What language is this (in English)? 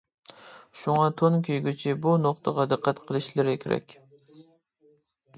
Uyghur